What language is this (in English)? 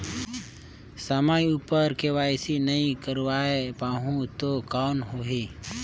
Chhattisgarhi